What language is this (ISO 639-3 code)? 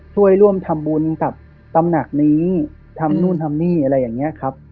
tha